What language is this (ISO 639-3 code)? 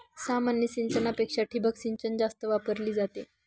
mar